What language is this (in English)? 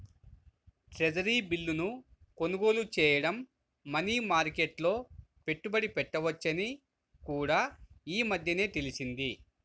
Telugu